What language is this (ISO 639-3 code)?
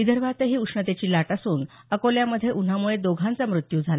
mar